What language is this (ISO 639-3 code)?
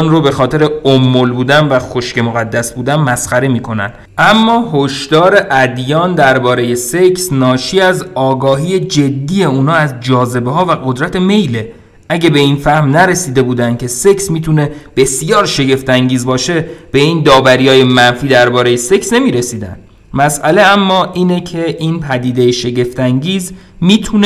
fas